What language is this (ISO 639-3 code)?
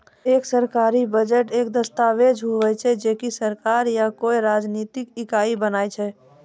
mai